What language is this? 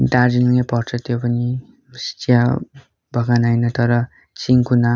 Nepali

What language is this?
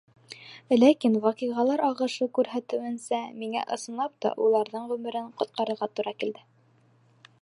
Bashkir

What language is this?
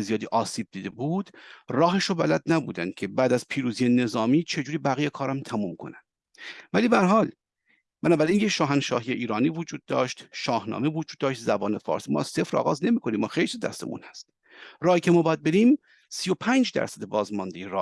Persian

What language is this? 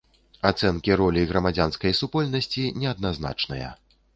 Belarusian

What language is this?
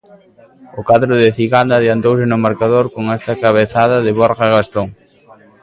Galician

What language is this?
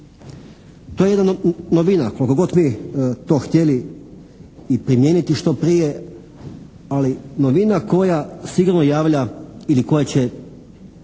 Croatian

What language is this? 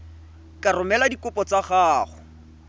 Tswana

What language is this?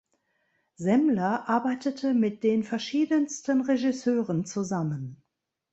German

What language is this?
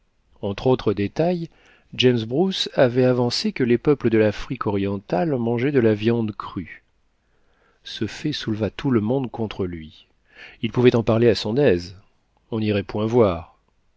French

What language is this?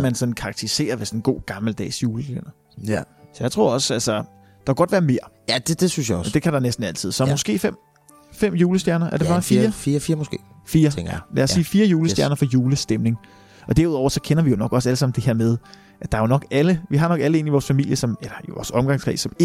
Danish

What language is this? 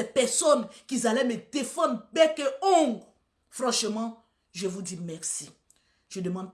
French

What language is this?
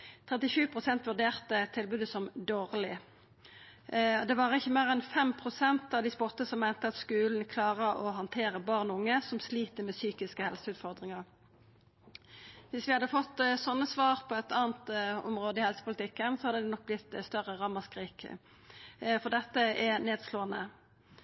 Norwegian Nynorsk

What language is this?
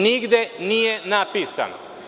Serbian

